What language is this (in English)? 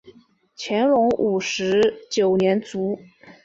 Chinese